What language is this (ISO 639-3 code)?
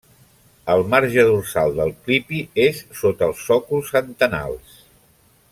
cat